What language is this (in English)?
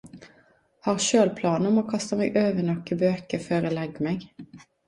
Norwegian Nynorsk